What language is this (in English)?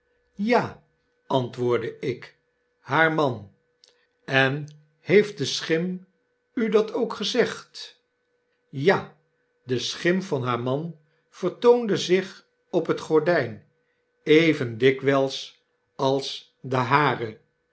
Dutch